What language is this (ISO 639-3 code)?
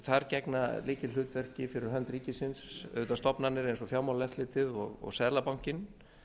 isl